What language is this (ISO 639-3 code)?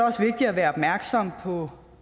dan